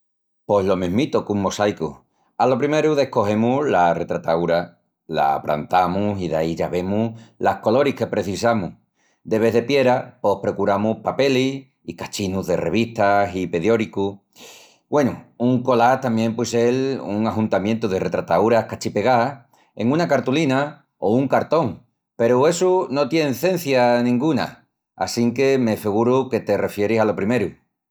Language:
Extremaduran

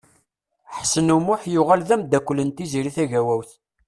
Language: Kabyle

